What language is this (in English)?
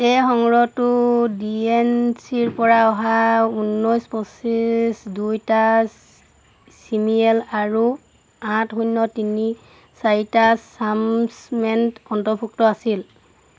Assamese